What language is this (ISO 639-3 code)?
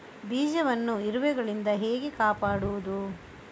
kan